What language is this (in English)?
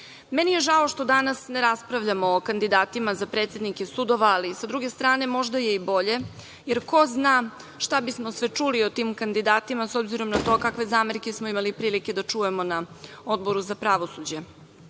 Serbian